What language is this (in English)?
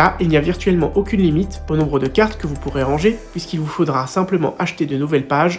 French